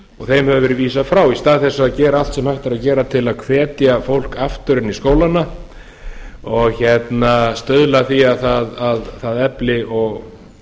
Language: Icelandic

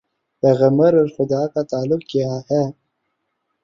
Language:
Urdu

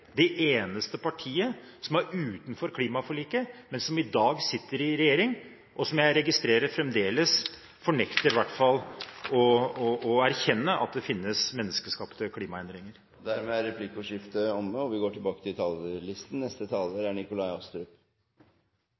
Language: Norwegian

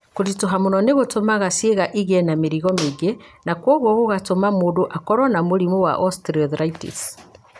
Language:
Kikuyu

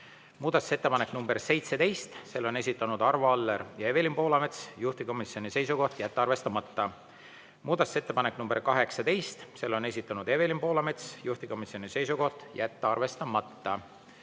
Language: Estonian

